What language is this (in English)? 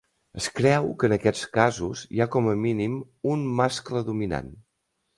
Catalan